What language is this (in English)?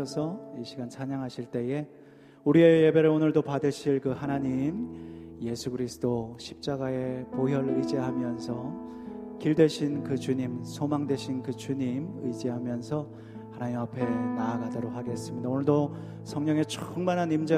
Korean